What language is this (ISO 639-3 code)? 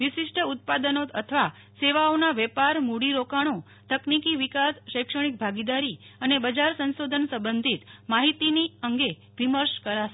guj